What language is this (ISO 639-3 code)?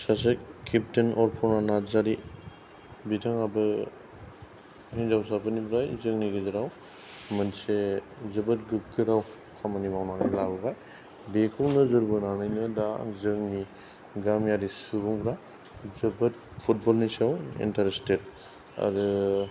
brx